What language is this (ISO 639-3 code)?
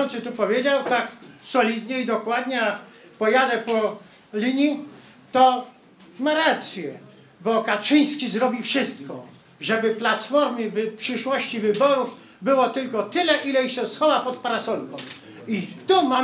pol